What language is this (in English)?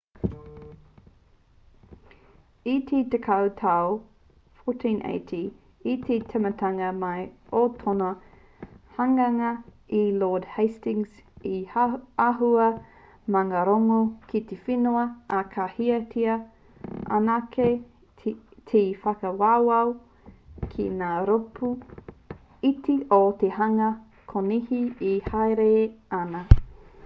Māori